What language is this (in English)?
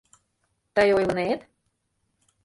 Mari